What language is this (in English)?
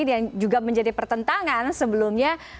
Indonesian